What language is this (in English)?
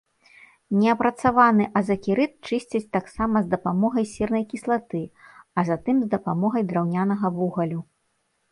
Belarusian